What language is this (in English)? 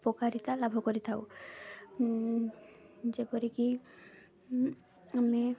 Odia